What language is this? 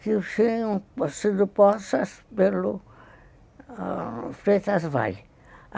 Portuguese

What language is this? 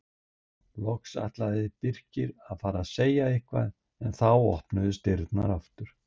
Icelandic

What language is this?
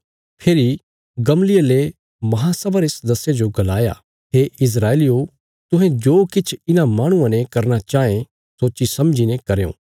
Bilaspuri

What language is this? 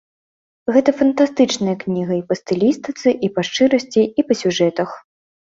Belarusian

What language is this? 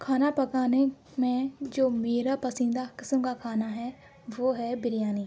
Urdu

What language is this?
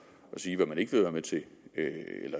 Danish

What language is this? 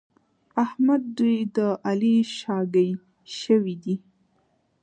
Pashto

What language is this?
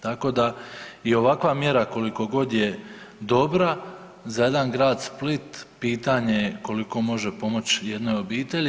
Croatian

